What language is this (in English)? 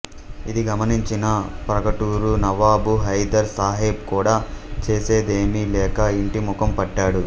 Telugu